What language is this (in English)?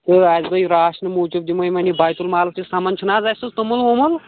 Kashmiri